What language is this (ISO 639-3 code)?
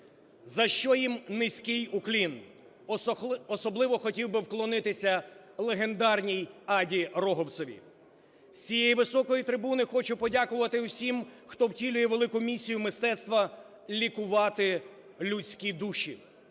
ukr